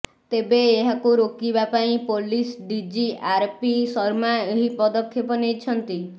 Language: Odia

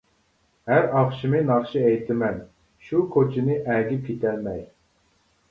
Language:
Uyghur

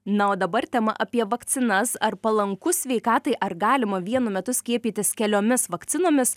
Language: Lithuanian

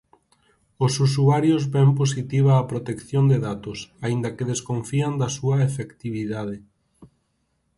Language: Galician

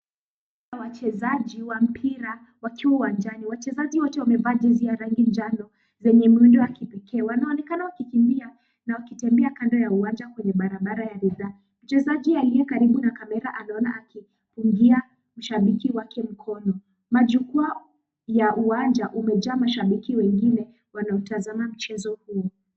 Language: Swahili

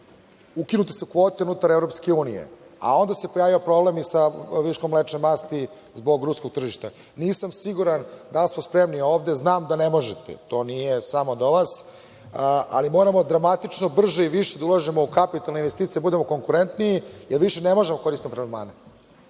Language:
Serbian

